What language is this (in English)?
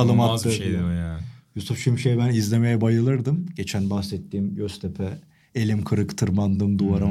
Turkish